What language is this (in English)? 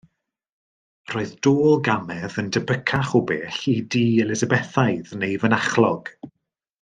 Welsh